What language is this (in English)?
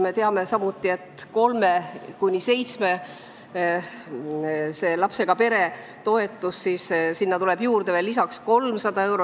Estonian